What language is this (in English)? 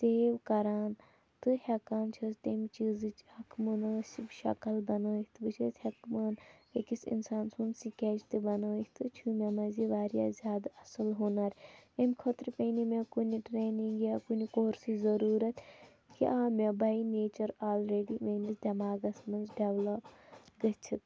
Kashmiri